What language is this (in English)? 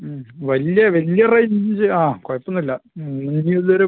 Malayalam